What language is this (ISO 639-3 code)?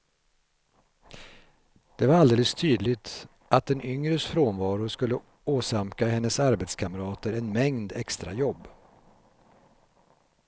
swe